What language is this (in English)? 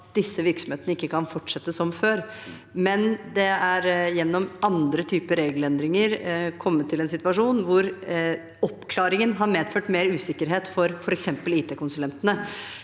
Norwegian